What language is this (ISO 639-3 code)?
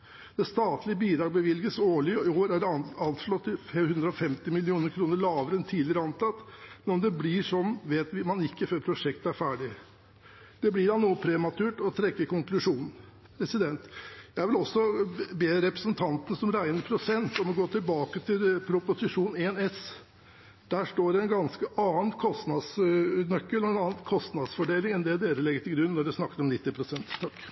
nob